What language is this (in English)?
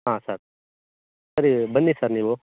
Kannada